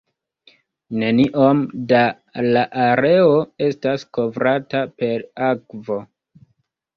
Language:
Esperanto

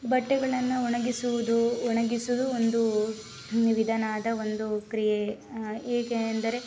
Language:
Kannada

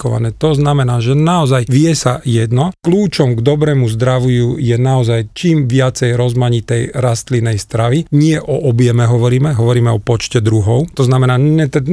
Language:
Slovak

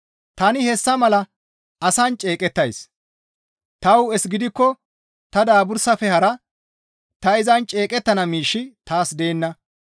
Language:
Gamo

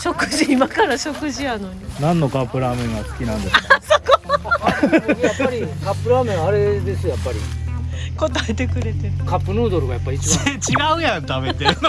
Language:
Japanese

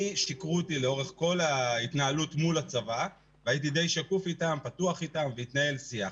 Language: Hebrew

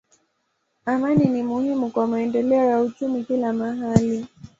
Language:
Swahili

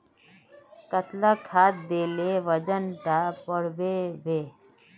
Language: Magahi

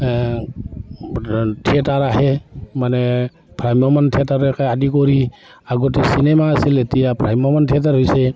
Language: Assamese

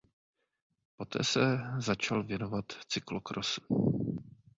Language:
Czech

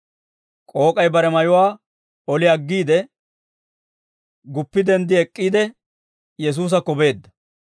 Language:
Dawro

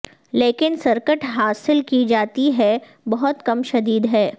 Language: Urdu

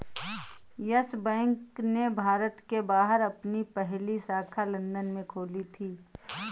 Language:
Hindi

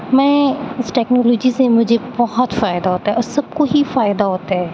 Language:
Urdu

